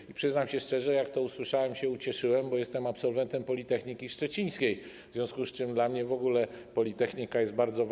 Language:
Polish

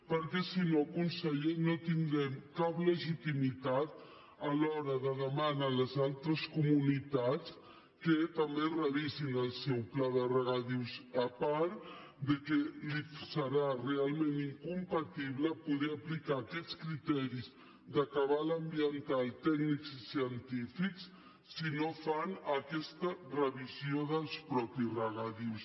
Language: Catalan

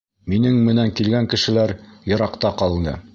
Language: Bashkir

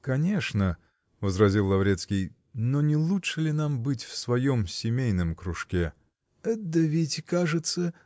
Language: Russian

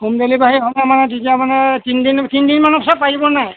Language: Assamese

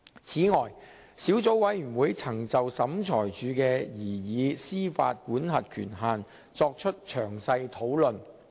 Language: Cantonese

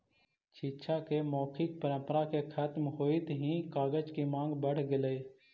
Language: Magahi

